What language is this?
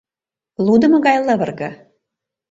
Mari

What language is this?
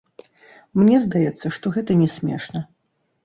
Belarusian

